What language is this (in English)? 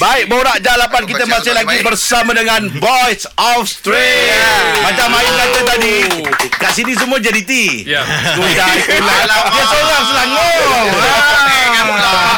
Malay